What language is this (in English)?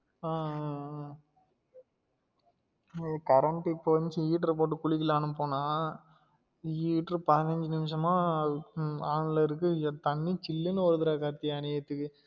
Tamil